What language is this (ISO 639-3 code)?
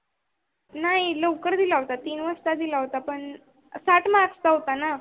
mar